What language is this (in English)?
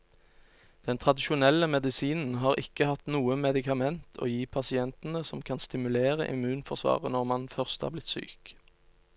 Norwegian